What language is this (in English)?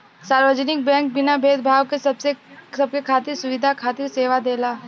Bhojpuri